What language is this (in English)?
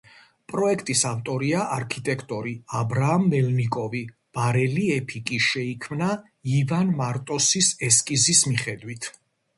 Georgian